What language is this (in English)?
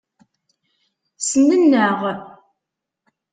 Kabyle